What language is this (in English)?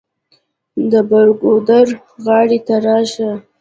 Pashto